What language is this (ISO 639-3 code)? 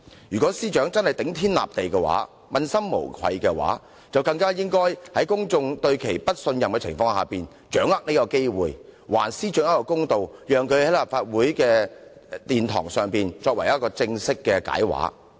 yue